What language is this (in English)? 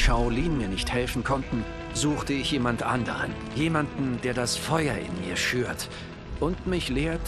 German